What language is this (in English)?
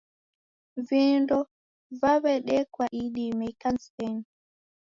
Taita